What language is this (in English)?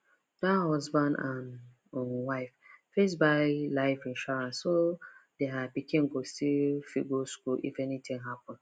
Nigerian Pidgin